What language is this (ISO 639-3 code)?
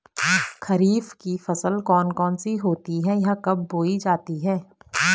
hin